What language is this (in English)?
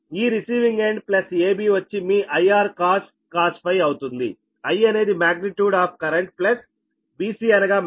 Telugu